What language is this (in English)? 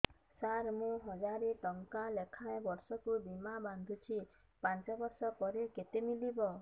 Odia